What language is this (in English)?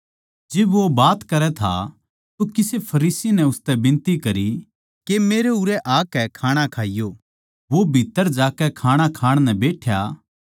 Haryanvi